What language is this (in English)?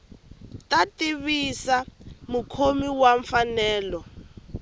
Tsonga